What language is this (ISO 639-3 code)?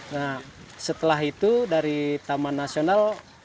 ind